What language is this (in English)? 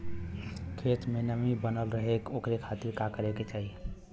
Bhojpuri